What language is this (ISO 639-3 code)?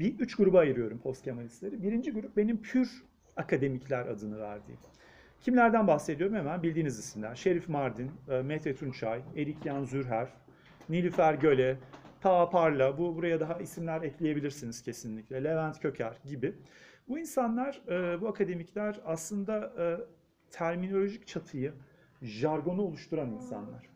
tur